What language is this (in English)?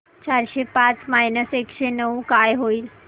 Marathi